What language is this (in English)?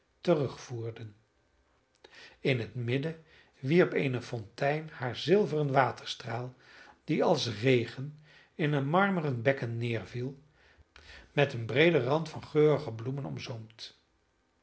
Dutch